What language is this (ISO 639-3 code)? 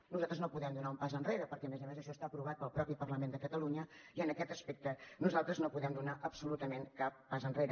cat